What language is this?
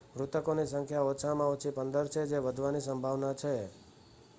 Gujarati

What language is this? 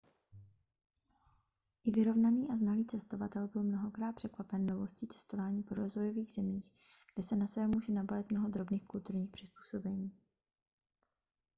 Czech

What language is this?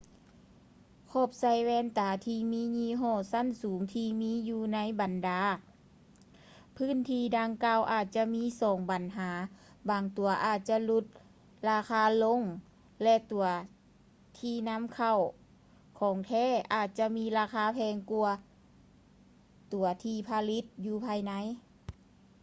Lao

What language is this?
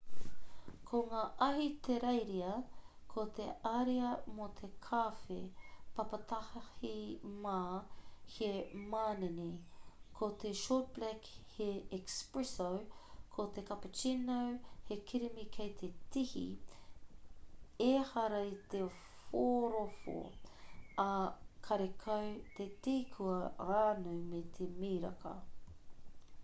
Māori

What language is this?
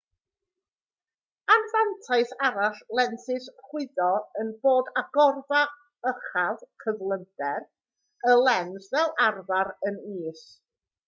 Welsh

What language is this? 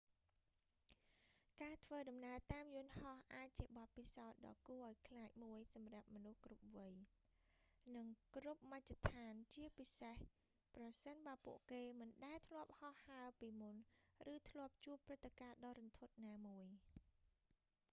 Khmer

